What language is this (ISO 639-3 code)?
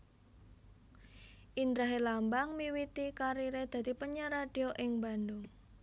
jav